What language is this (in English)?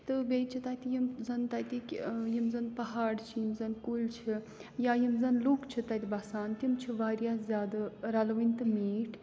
Kashmiri